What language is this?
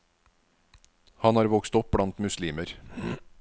Norwegian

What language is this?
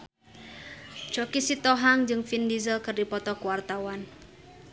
Sundanese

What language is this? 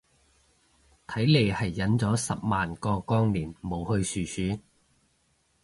Cantonese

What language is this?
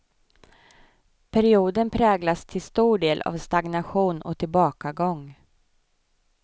Swedish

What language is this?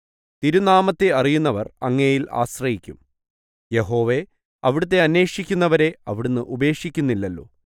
Malayalam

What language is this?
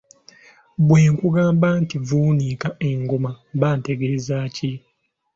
Ganda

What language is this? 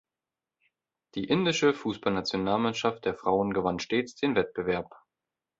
German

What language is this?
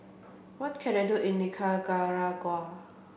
English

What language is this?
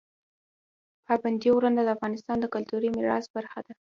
Pashto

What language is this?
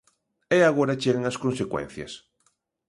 Galician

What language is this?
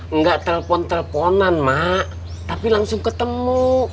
Indonesian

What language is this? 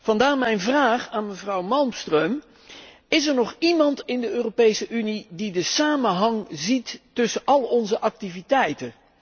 Dutch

